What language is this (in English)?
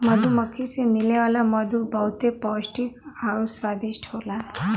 Bhojpuri